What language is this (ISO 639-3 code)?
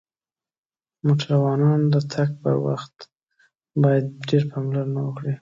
pus